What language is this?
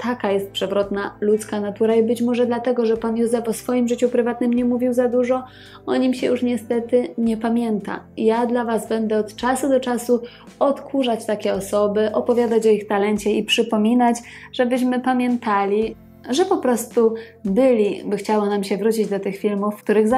Polish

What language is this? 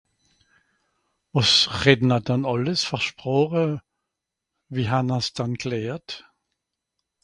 Swiss German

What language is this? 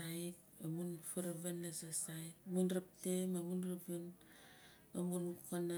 Nalik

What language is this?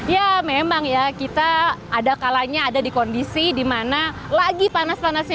Indonesian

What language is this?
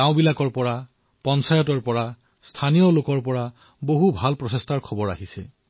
Assamese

